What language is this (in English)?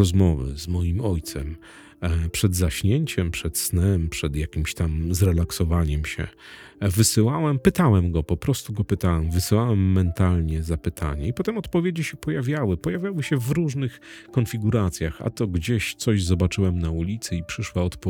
Polish